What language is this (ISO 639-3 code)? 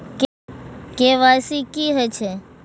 mai